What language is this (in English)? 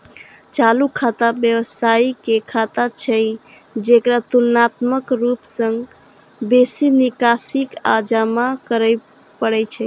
Maithili